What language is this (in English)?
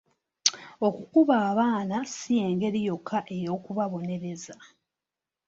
Ganda